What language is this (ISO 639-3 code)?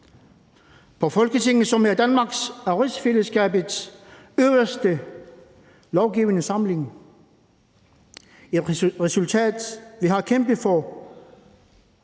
dan